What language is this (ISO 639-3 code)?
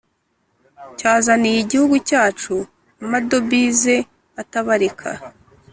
kin